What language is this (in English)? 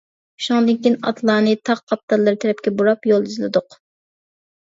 Uyghur